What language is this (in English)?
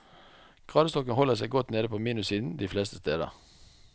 Norwegian